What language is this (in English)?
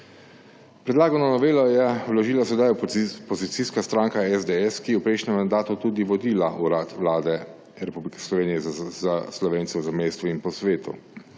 Slovenian